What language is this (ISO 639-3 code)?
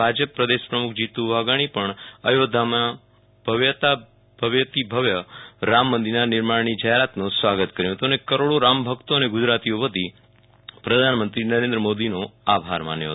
guj